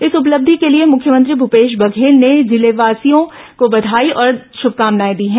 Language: Hindi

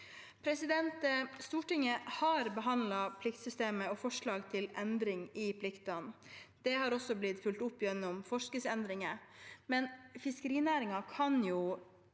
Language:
Norwegian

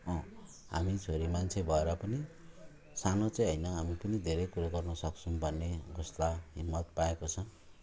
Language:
Nepali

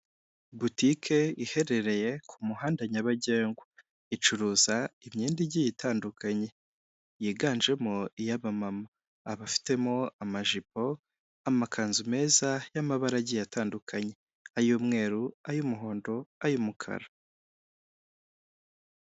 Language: Kinyarwanda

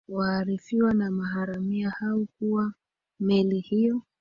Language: Swahili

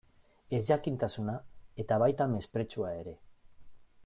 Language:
Basque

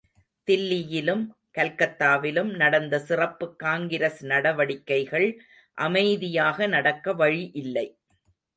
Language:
Tamil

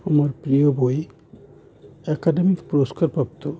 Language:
Bangla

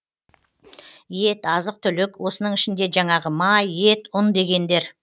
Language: Kazakh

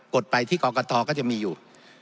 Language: Thai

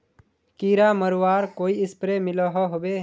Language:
Magahi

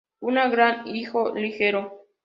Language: Spanish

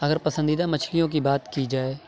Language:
Urdu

